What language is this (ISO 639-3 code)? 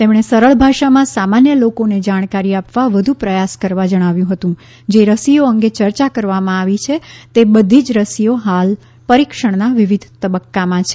guj